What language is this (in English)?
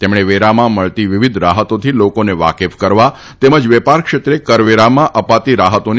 Gujarati